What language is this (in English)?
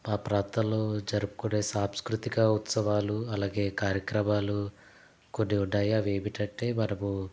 Telugu